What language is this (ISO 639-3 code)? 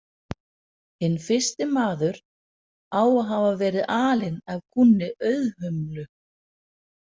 isl